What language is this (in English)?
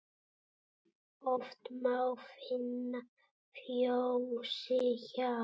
Icelandic